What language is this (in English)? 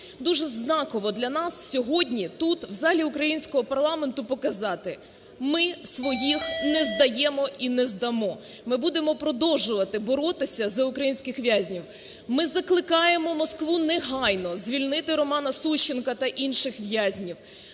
Ukrainian